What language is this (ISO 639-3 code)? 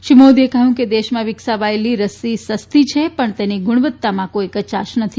guj